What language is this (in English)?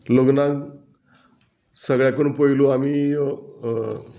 Konkani